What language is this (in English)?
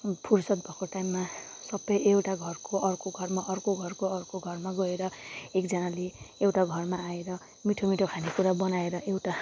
Nepali